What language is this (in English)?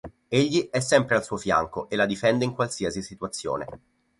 Italian